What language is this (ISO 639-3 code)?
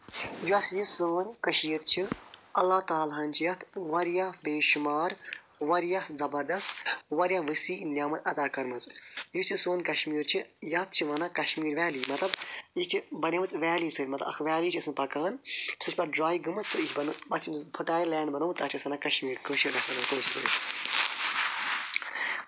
kas